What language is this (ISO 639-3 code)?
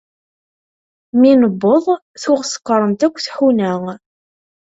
kab